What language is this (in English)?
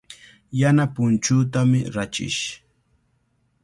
Cajatambo North Lima Quechua